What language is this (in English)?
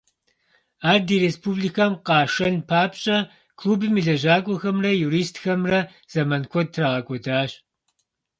Kabardian